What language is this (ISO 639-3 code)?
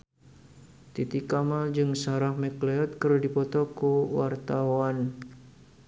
sun